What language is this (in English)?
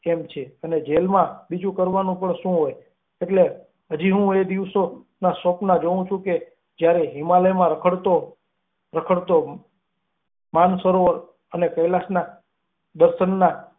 Gujarati